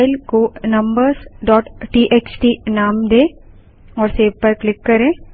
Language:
Hindi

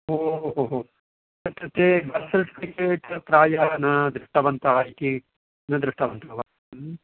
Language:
Sanskrit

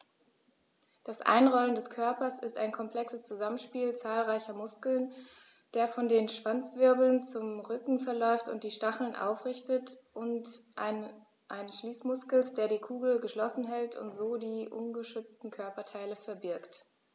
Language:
German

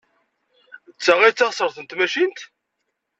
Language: Kabyle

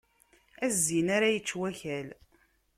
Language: Kabyle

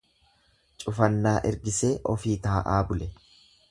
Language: Oromo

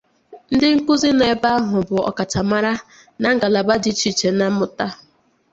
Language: Igbo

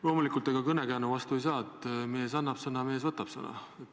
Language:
Estonian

